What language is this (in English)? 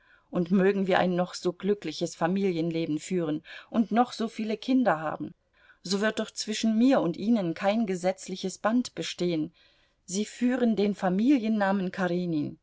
German